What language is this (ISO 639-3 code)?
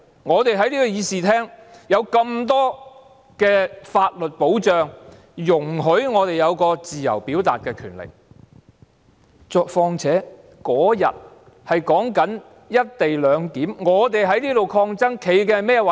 yue